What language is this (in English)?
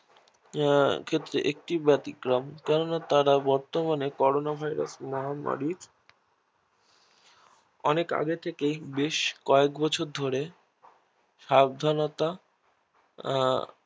Bangla